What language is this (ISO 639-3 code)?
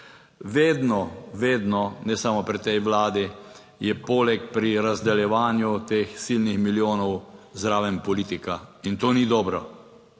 slv